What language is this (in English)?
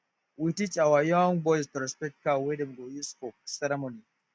Nigerian Pidgin